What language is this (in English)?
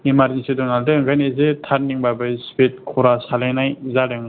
Bodo